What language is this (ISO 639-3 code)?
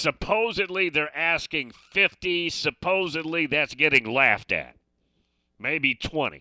eng